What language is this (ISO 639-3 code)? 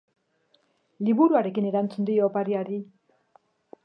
eus